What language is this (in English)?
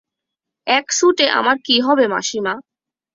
Bangla